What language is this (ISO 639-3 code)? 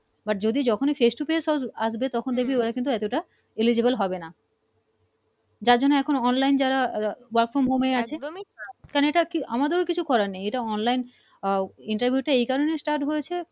ben